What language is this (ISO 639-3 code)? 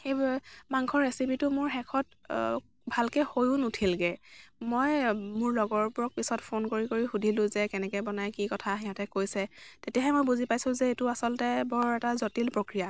asm